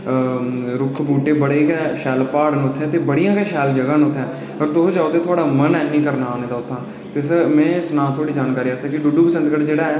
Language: Dogri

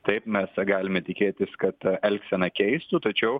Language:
Lithuanian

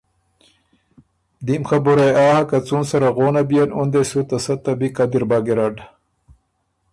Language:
Ormuri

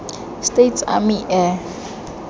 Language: Tswana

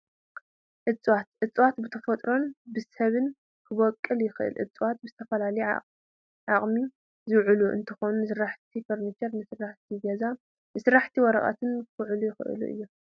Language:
Tigrinya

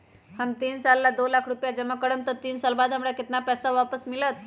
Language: Magahi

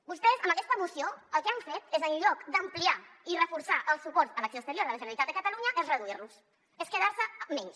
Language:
Catalan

